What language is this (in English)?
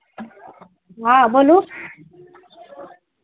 Maithili